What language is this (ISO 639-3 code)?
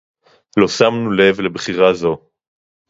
heb